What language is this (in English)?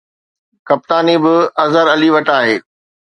Sindhi